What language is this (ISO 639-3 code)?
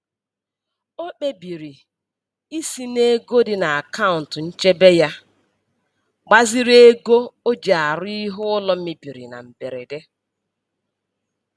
ibo